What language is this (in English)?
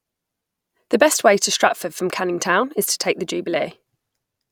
English